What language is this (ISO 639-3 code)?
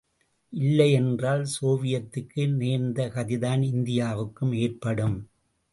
tam